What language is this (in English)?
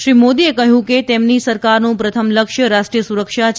Gujarati